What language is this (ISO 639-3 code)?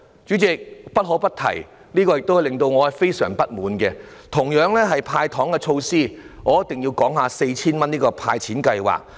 yue